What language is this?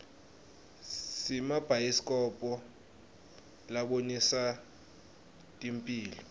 Swati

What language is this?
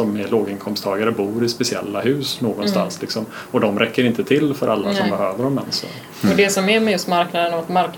Swedish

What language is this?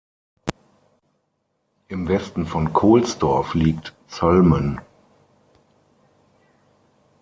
German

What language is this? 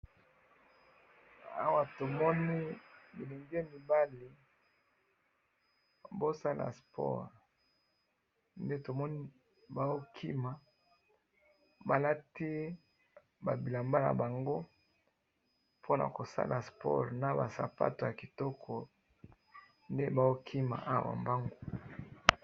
Lingala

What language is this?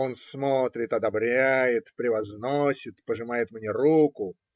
Russian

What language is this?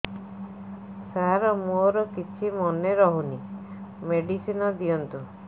Odia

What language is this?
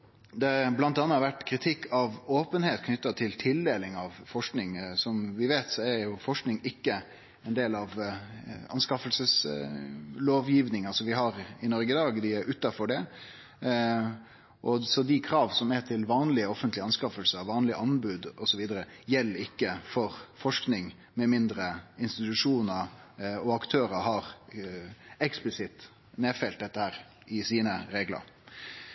Norwegian Nynorsk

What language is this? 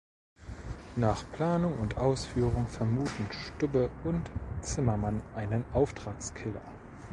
German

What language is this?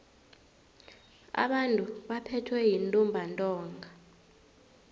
South Ndebele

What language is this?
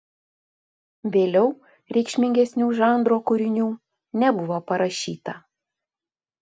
Lithuanian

